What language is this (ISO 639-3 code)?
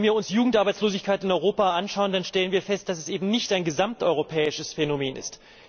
deu